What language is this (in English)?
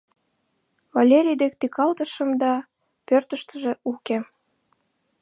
Mari